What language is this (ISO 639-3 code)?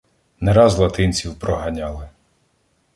ukr